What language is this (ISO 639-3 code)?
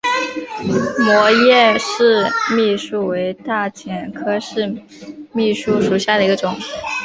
zho